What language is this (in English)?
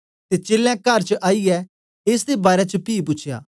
Dogri